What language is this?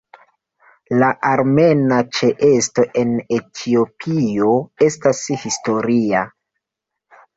Esperanto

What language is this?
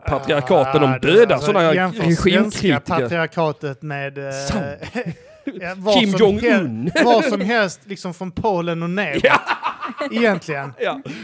Swedish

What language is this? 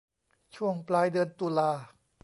Thai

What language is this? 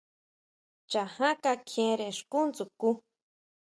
Huautla Mazatec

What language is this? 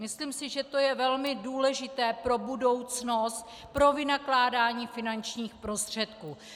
Czech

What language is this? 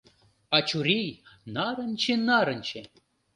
Mari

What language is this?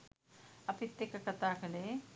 Sinhala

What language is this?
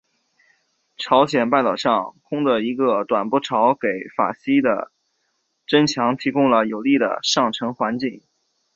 Chinese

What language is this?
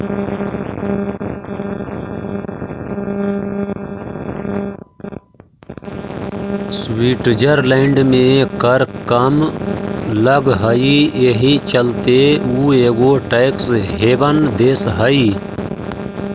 Magahi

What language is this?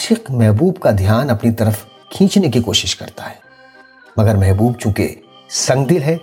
Urdu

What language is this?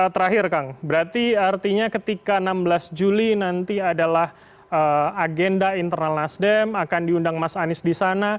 Indonesian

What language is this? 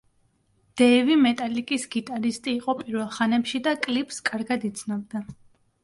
Georgian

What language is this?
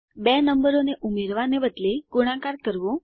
Gujarati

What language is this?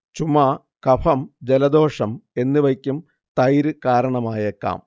Malayalam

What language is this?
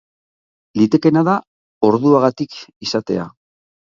Basque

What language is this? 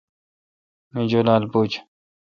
Kalkoti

